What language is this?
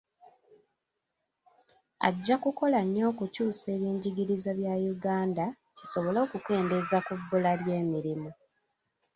Ganda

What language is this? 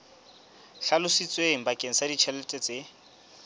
Southern Sotho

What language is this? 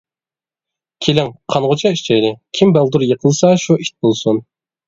Uyghur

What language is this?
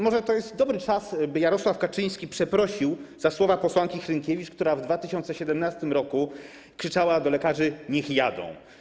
Polish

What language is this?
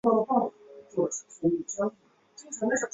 Chinese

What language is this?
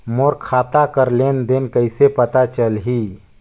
Chhattisgarhi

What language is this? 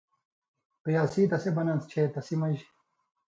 Indus Kohistani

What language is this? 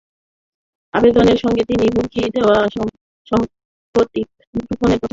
Bangla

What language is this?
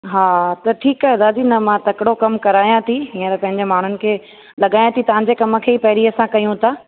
Sindhi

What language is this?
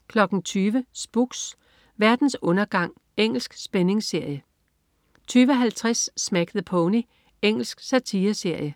Danish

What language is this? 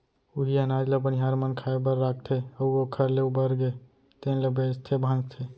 Chhattisgarhi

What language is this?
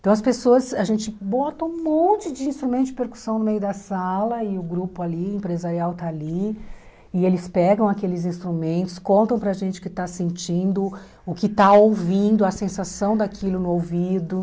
Portuguese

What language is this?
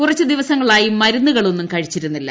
Malayalam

